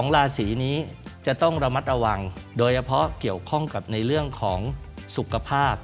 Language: Thai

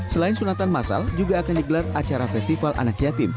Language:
Indonesian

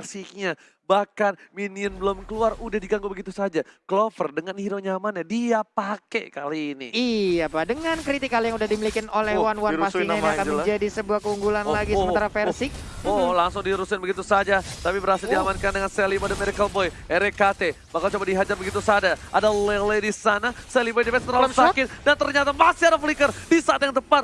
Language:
Indonesian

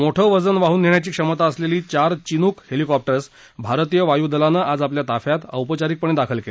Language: Marathi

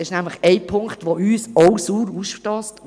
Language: Swiss German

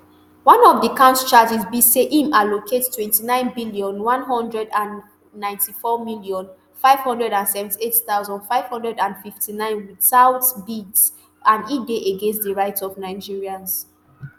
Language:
Nigerian Pidgin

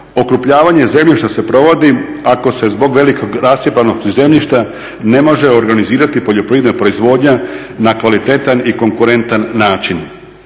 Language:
Croatian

